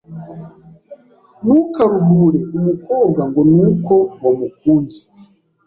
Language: Kinyarwanda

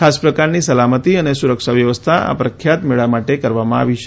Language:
Gujarati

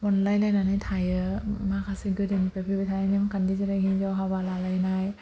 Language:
Bodo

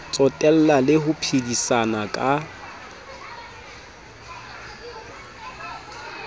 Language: Southern Sotho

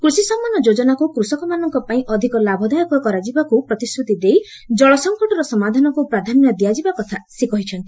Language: Odia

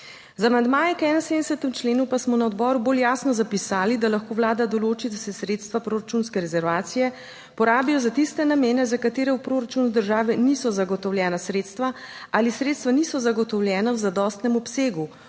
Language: Slovenian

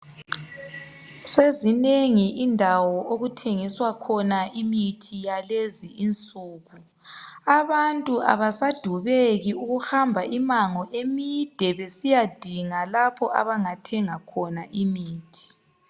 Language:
North Ndebele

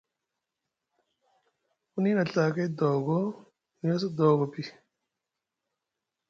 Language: Musgu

